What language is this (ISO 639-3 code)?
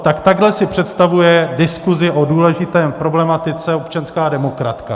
ces